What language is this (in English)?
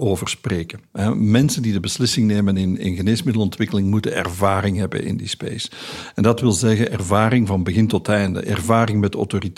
Dutch